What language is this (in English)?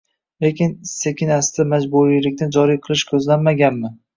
Uzbek